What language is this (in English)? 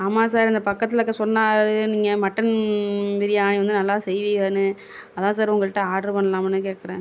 Tamil